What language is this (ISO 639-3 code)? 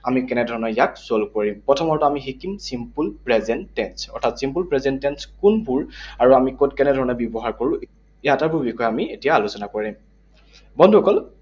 asm